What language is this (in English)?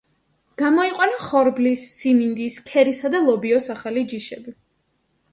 Georgian